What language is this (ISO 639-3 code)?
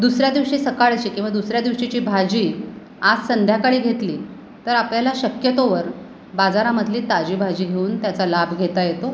mar